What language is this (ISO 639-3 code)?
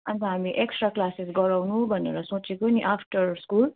nep